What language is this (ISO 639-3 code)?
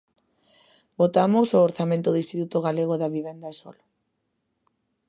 glg